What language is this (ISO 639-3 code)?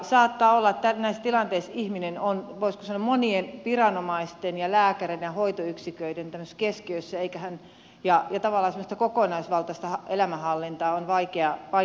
fin